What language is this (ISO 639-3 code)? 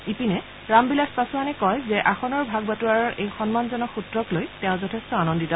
asm